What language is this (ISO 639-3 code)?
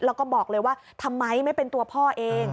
tha